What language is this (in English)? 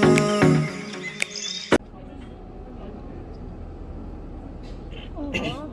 Korean